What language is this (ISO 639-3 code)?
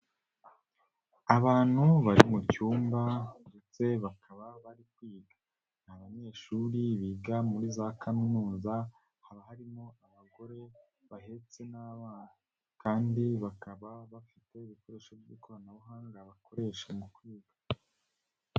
kin